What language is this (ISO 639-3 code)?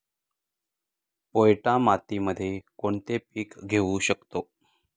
mar